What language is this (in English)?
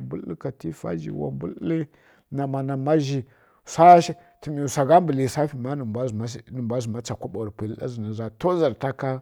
Kirya-Konzəl